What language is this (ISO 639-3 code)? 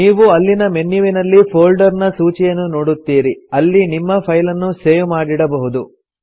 kan